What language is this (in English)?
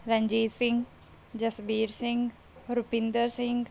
Punjabi